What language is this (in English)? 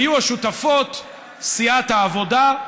Hebrew